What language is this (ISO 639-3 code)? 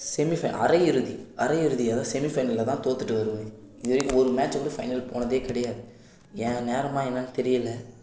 tam